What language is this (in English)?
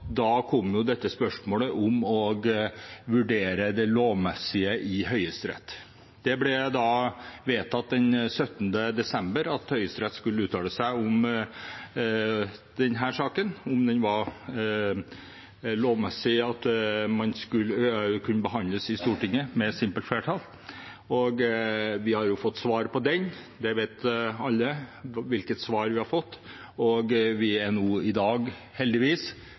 Norwegian Bokmål